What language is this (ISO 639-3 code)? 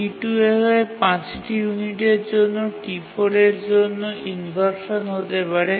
ben